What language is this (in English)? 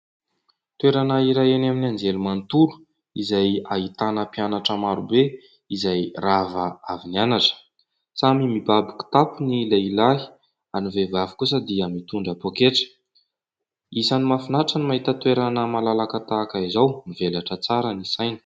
Malagasy